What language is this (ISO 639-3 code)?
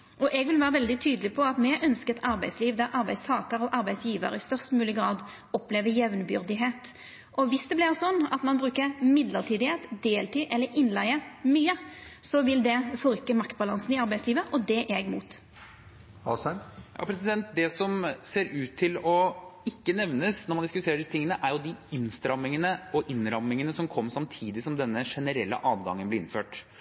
nor